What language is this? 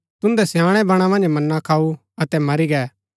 Gaddi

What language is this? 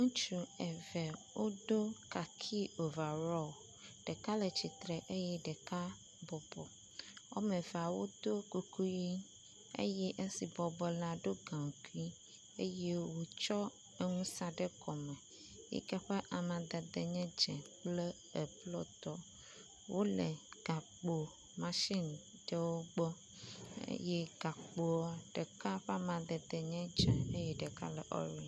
Ewe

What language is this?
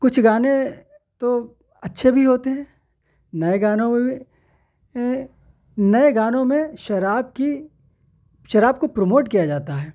Urdu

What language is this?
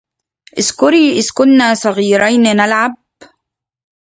Arabic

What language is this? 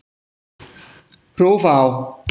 Icelandic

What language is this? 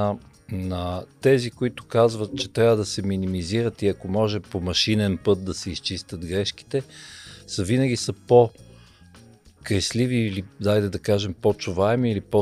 Bulgarian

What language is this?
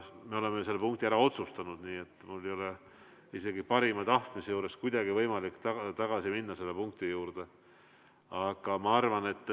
Estonian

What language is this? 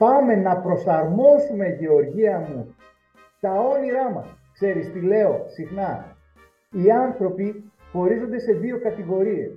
Greek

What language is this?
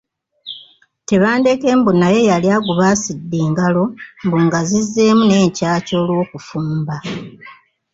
Ganda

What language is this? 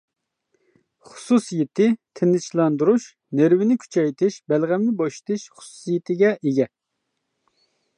Uyghur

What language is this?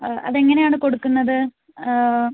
Malayalam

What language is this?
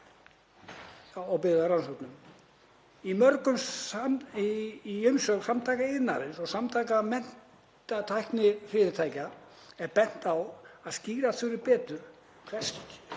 Icelandic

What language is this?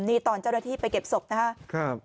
Thai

